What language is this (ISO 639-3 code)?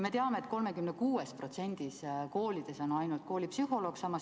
est